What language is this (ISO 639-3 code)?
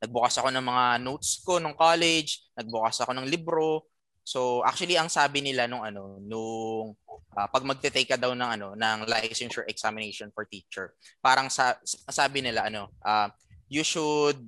fil